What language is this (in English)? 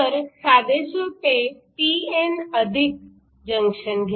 Marathi